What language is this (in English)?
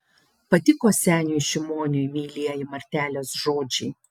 Lithuanian